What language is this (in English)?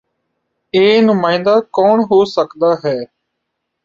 Punjabi